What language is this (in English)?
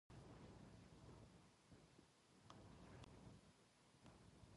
Japanese